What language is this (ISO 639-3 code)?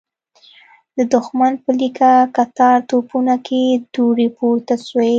pus